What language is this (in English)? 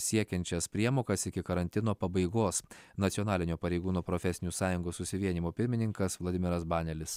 Lithuanian